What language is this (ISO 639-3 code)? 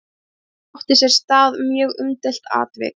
isl